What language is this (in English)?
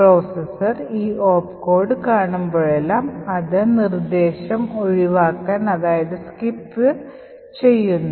Malayalam